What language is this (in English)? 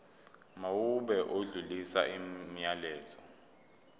Zulu